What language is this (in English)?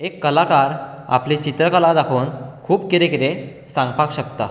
Konkani